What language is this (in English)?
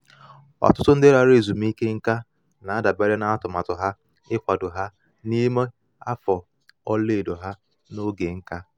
Igbo